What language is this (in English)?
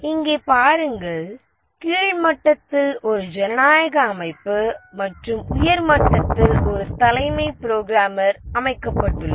Tamil